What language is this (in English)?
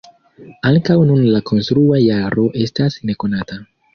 Esperanto